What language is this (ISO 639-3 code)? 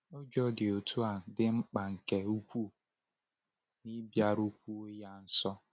ibo